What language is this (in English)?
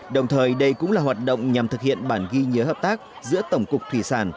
Vietnamese